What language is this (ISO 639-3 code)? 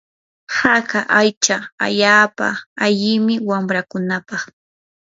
qur